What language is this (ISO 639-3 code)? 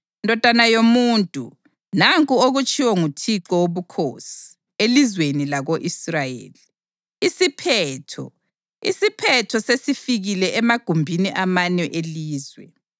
nde